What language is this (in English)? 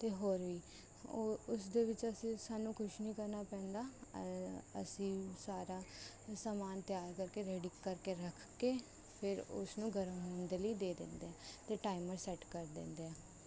Punjabi